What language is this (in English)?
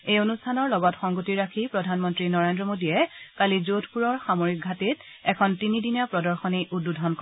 Assamese